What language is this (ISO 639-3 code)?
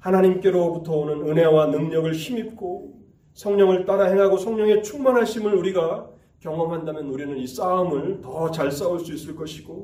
kor